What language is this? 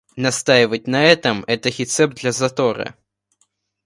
Russian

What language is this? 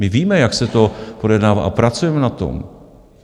Czech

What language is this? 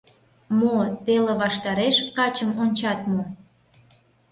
Mari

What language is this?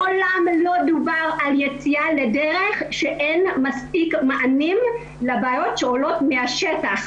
Hebrew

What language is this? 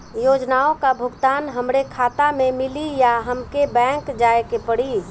Bhojpuri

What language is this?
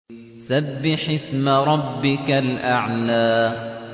Arabic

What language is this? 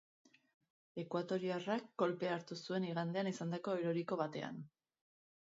Basque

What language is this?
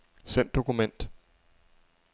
Danish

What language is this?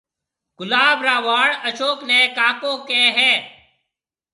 Marwari (Pakistan)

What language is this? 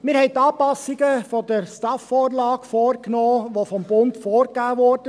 Swiss German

